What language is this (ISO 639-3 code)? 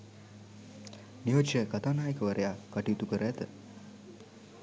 sin